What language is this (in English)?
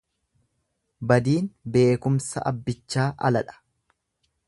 Oromo